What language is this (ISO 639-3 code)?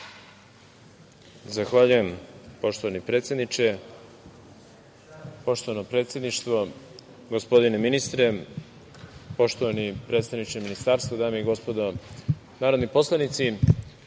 srp